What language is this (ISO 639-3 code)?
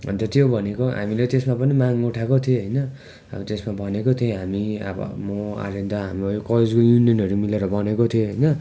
nep